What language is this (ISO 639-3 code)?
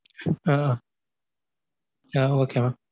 tam